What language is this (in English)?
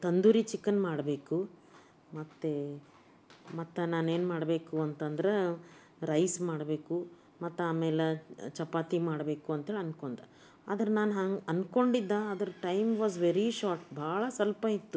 Kannada